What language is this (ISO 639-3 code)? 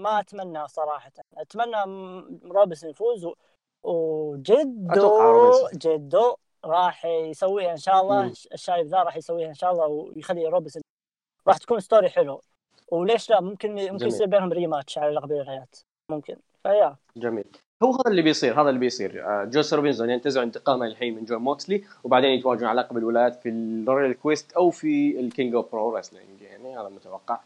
ara